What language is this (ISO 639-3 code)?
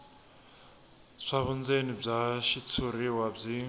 tso